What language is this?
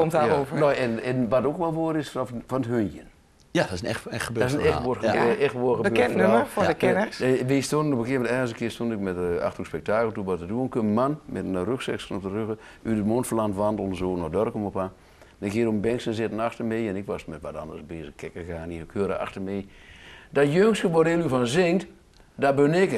Dutch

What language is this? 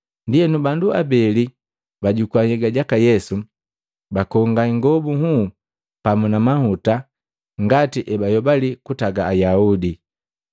Matengo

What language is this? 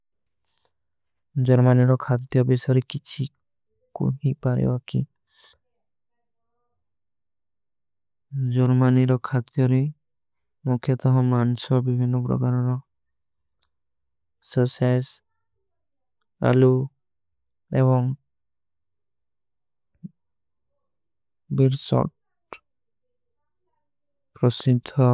Kui (India)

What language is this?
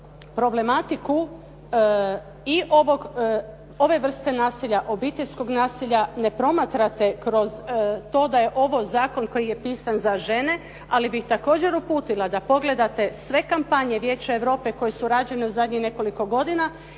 Croatian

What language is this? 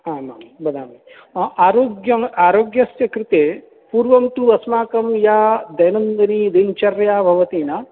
Sanskrit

